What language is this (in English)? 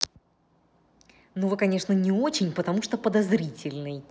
Russian